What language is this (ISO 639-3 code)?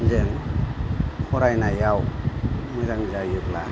brx